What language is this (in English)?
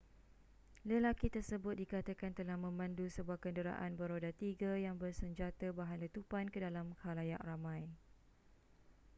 Malay